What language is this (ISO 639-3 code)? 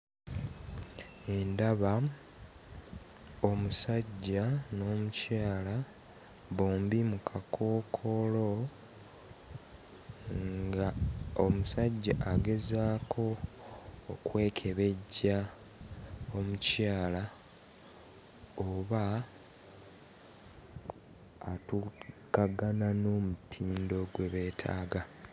lug